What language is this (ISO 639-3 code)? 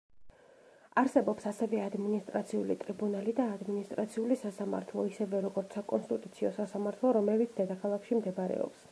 kat